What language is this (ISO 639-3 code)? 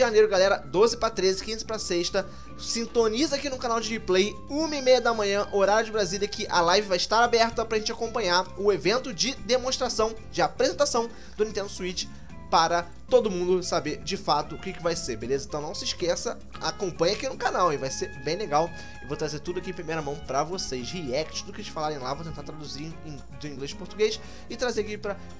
por